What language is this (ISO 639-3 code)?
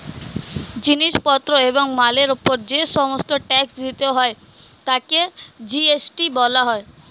ben